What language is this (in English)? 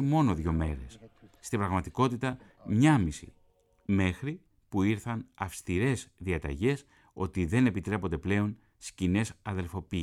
Greek